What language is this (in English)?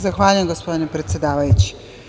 Serbian